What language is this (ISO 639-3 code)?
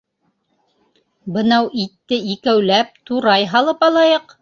bak